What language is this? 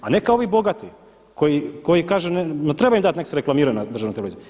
Croatian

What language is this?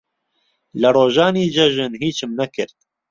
Central Kurdish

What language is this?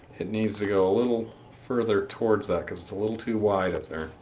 English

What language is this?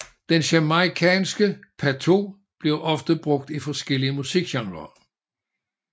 Danish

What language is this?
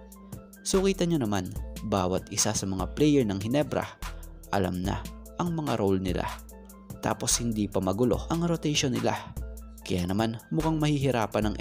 Filipino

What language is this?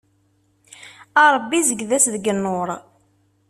Kabyle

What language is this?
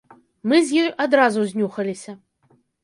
Belarusian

